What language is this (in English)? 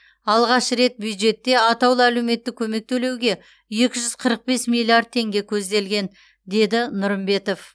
Kazakh